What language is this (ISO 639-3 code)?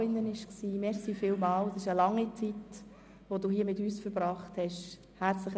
gsw